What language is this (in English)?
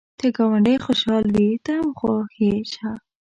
Pashto